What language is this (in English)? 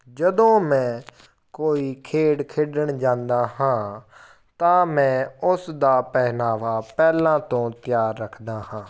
Punjabi